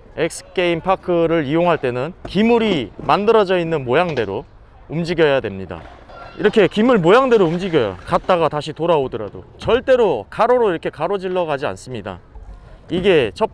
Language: Korean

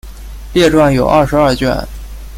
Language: Chinese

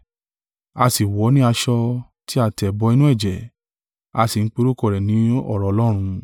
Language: Yoruba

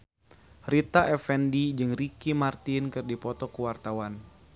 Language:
Sundanese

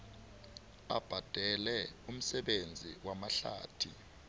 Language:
South Ndebele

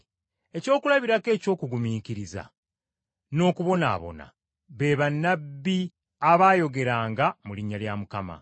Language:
Ganda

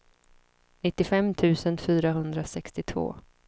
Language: Swedish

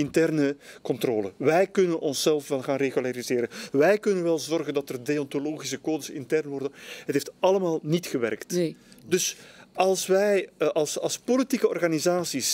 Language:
Dutch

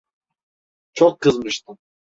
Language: Turkish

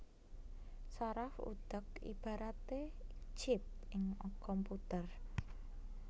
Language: Javanese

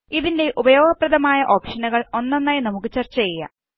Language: Malayalam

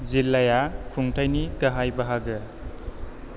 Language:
Bodo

